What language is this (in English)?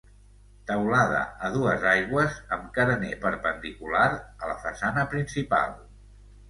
Catalan